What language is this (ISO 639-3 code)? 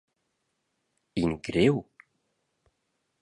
roh